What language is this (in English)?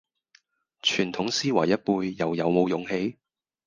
Cantonese